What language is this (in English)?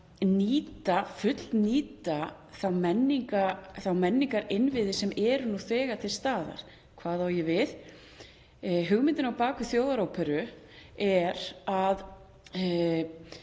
Icelandic